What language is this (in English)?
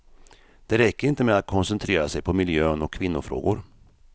Swedish